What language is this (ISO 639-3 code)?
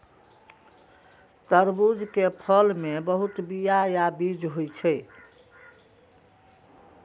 mai